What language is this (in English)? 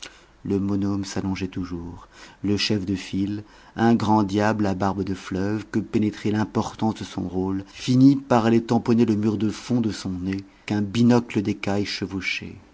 French